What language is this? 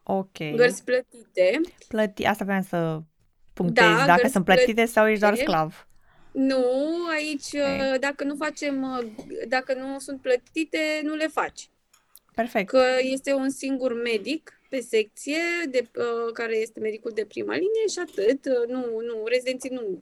Romanian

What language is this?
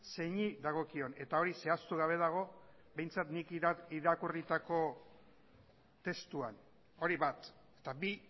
Basque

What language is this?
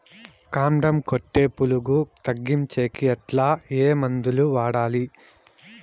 Telugu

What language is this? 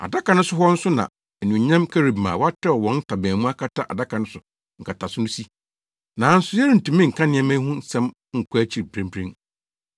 Akan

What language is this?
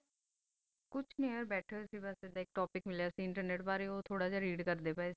Punjabi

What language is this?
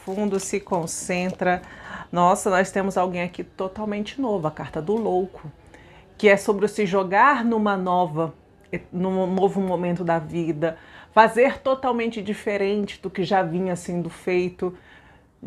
Portuguese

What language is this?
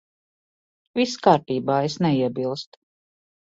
Latvian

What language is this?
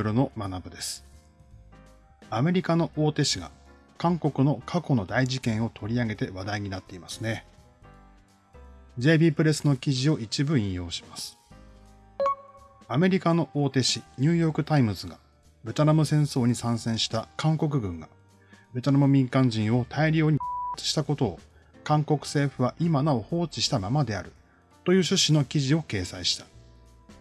Japanese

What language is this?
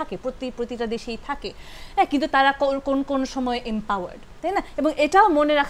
Bangla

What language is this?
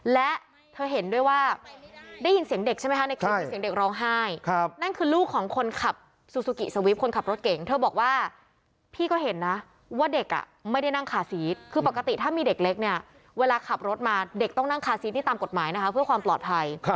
Thai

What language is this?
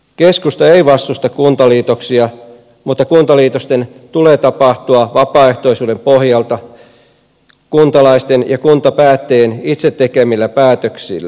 Finnish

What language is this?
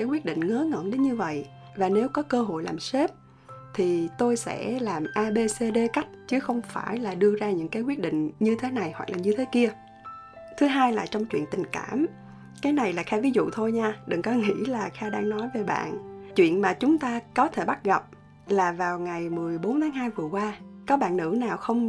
Vietnamese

